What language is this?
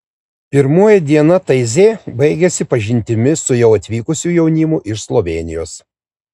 Lithuanian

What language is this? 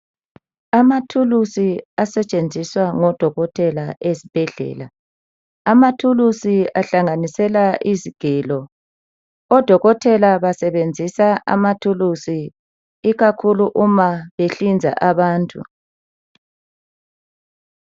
North Ndebele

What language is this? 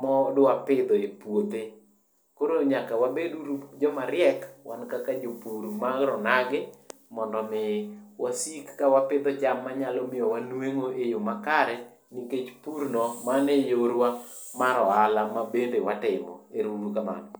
Luo (Kenya and Tanzania)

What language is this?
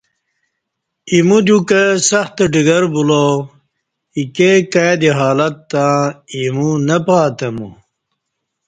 Kati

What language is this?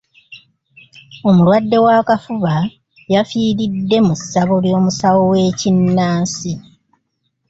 Ganda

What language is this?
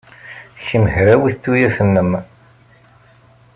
Kabyle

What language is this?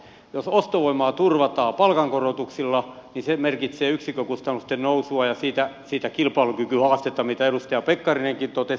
Finnish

